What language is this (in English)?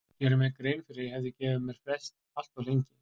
Icelandic